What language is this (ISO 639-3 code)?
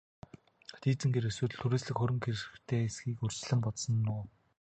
mon